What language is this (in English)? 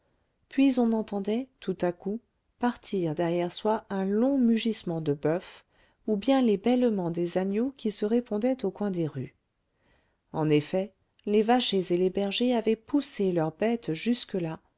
French